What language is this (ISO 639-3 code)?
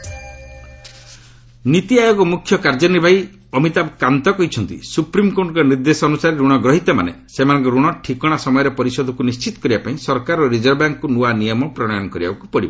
ori